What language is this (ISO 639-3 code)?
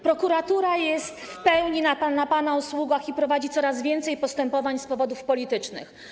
pol